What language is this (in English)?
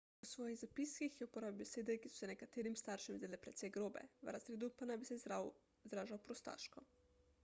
Slovenian